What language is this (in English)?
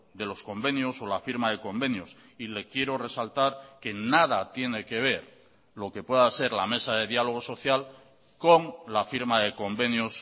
Spanish